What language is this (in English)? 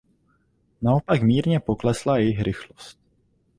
Czech